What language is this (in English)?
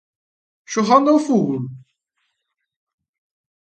Galician